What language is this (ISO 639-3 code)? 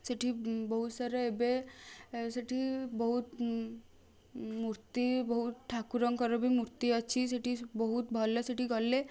ori